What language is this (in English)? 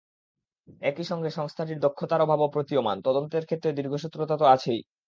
Bangla